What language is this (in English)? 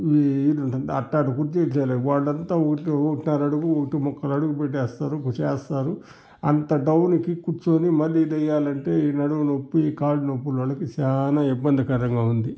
Telugu